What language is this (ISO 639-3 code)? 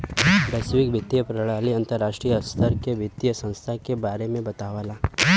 bho